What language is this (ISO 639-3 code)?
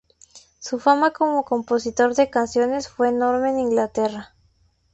spa